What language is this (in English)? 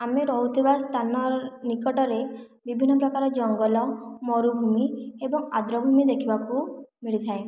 Odia